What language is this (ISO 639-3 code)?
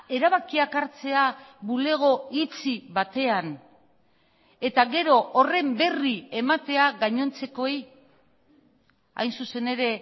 eus